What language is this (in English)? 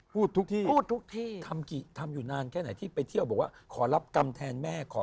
Thai